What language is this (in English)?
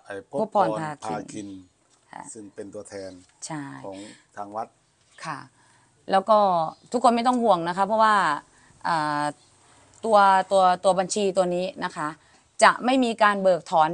Thai